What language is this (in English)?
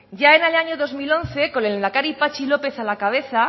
Spanish